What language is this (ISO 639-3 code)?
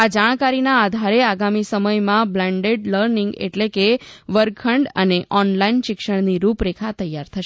guj